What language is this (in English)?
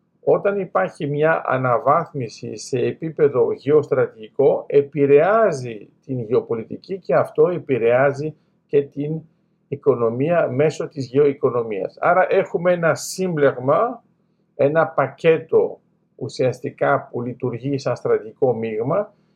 Greek